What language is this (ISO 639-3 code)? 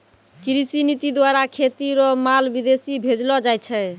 mai